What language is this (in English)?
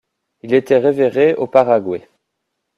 French